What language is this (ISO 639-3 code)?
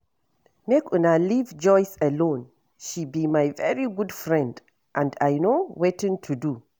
pcm